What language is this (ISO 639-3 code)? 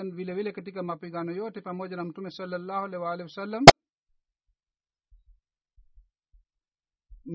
swa